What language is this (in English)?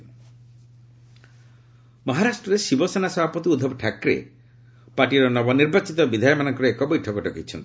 Odia